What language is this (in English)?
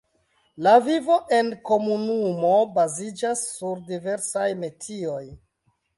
Esperanto